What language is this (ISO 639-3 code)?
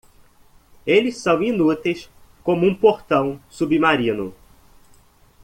por